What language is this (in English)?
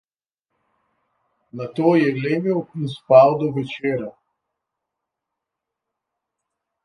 Slovenian